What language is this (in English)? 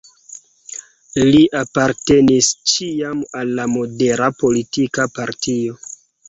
Esperanto